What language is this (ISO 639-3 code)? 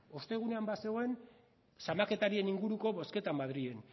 eus